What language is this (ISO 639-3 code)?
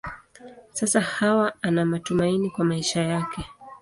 swa